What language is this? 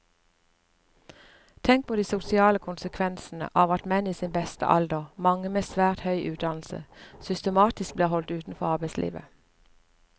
Norwegian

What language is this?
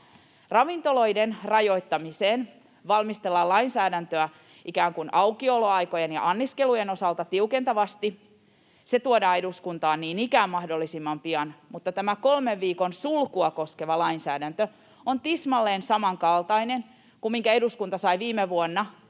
Finnish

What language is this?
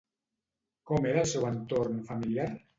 Catalan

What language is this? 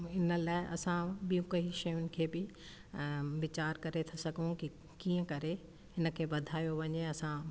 Sindhi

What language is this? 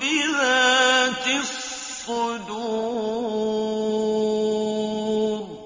Arabic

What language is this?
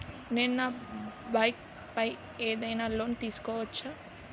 Telugu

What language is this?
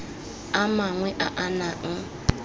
Tswana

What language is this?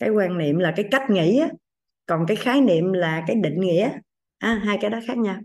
Vietnamese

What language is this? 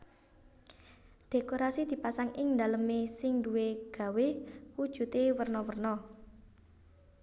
Javanese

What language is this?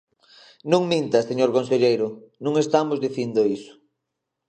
Galician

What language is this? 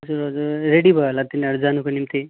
Nepali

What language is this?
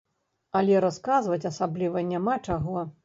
Belarusian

